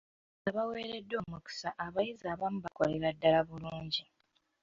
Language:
Ganda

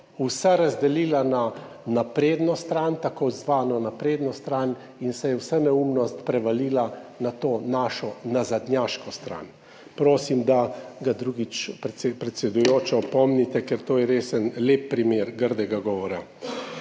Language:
Slovenian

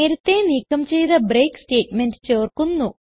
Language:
Malayalam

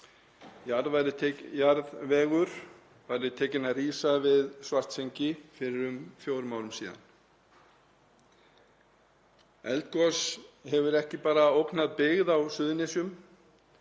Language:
Icelandic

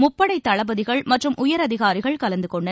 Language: Tamil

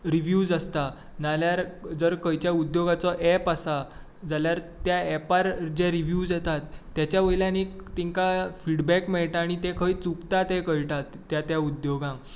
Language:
Konkani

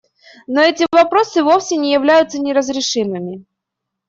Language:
Russian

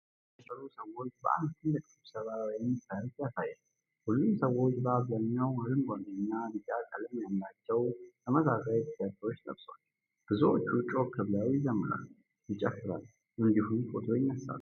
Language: Amharic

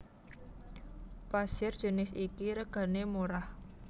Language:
Javanese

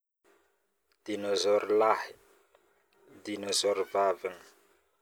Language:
Northern Betsimisaraka Malagasy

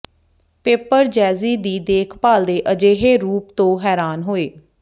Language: Punjabi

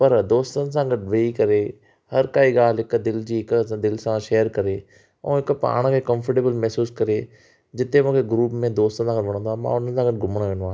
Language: Sindhi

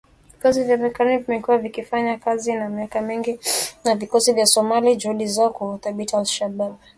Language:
Swahili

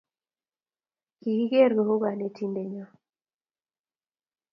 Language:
Kalenjin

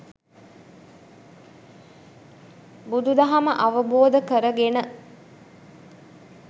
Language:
Sinhala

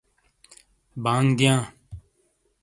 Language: Shina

